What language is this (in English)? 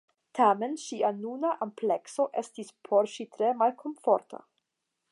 Esperanto